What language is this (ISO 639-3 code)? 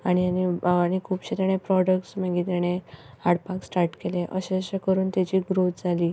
kok